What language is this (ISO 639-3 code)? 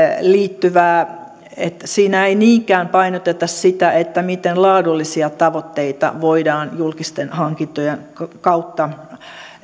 fin